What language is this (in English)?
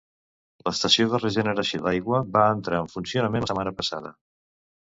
Catalan